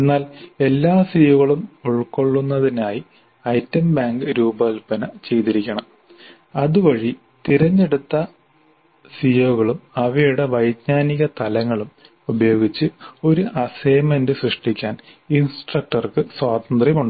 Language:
Malayalam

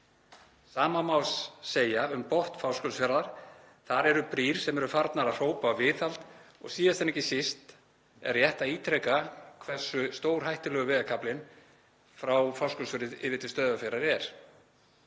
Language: Icelandic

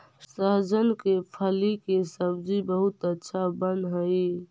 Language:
Magahi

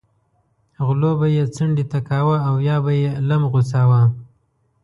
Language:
Pashto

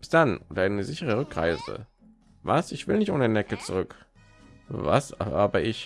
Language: German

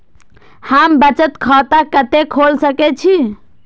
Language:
Maithili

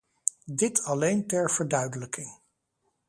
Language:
Dutch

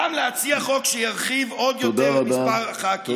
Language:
Hebrew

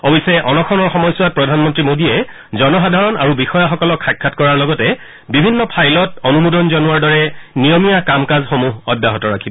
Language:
Assamese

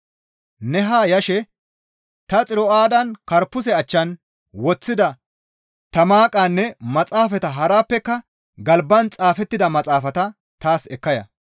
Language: Gamo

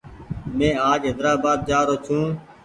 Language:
Goaria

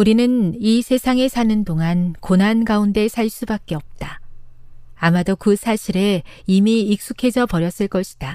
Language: Korean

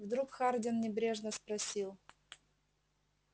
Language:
Russian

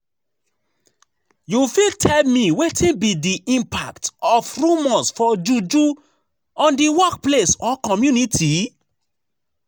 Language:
Nigerian Pidgin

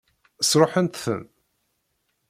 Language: Kabyle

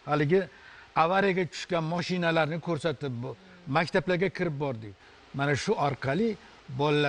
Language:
Turkish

